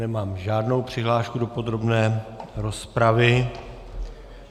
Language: Czech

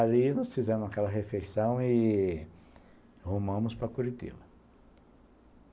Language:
Portuguese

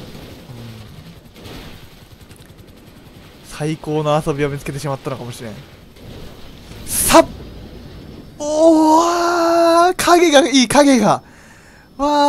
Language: Japanese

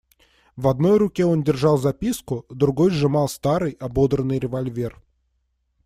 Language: Russian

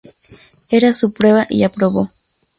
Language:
Spanish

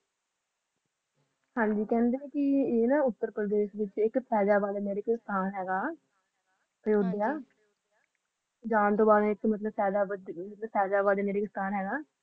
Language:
Punjabi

